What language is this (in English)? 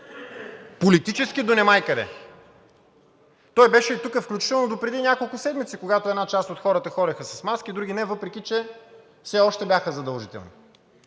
Bulgarian